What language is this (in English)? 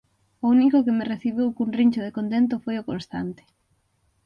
Galician